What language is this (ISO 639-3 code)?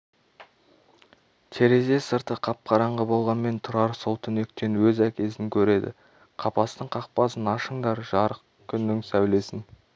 kaz